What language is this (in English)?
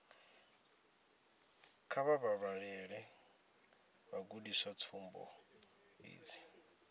Venda